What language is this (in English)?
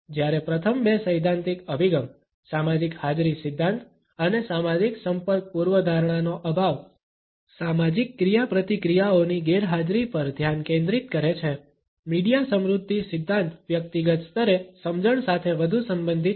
Gujarati